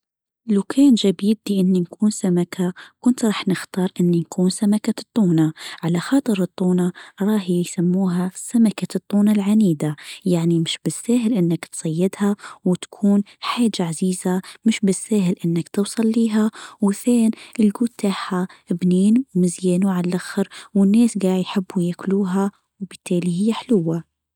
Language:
Tunisian Arabic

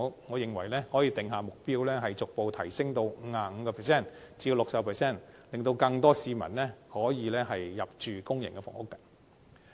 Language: Cantonese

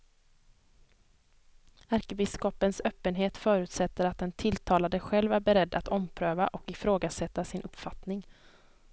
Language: Swedish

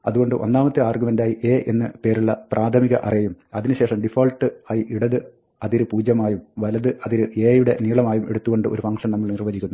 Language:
Malayalam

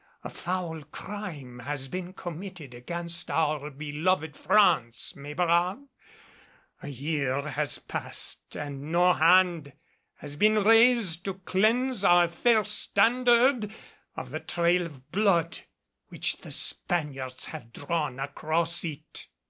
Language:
English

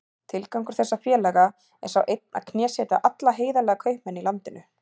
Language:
Icelandic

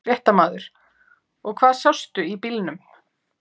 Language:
Icelandic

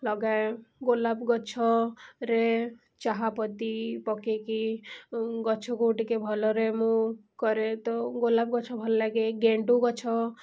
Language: Odia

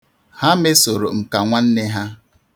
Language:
Igbo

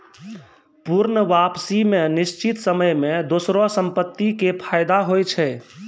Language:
Maithili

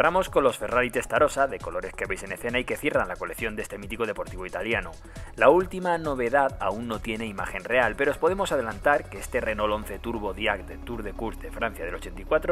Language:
Spanish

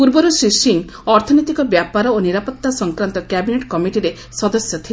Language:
Odia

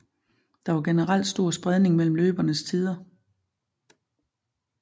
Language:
Danish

